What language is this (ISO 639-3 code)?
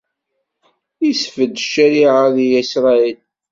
kab